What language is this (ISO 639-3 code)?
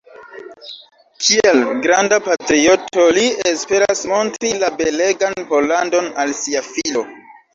epo